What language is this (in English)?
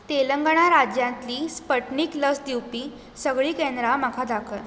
Konkani